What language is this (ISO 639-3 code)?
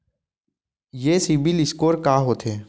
hne